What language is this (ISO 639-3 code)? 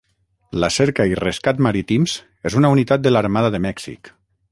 cat